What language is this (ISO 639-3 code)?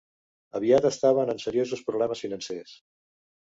cat